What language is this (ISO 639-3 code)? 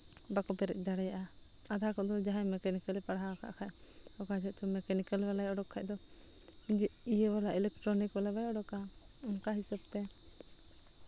sat